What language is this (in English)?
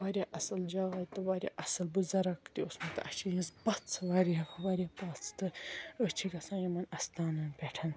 Kashmiri